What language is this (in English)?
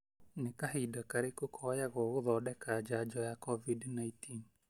Kikuyu